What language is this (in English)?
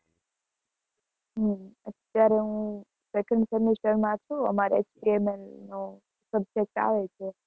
Gujarati